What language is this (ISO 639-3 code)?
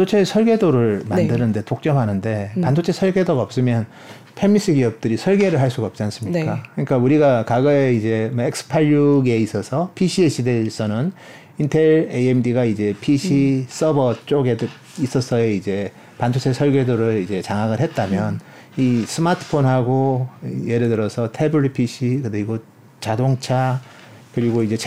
kor